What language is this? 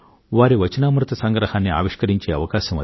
Telugu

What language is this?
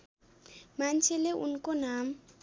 Nepali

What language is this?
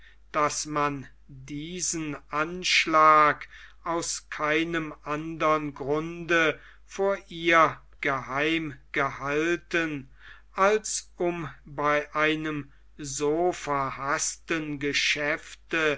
German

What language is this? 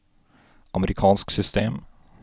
Norwegian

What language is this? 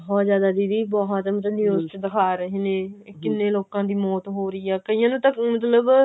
Punjabi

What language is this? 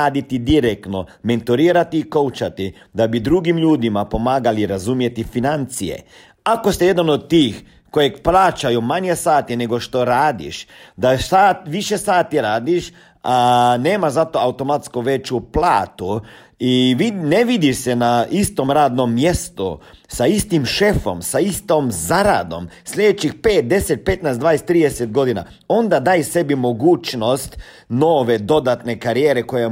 Croatian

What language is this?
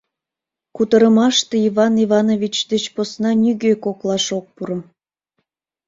Mari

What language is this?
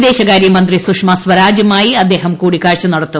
Malayalam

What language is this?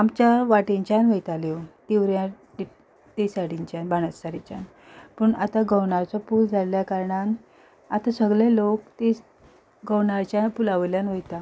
Konkani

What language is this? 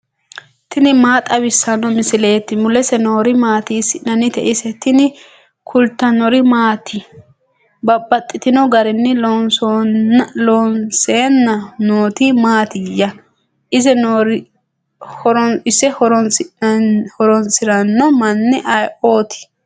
Sidamo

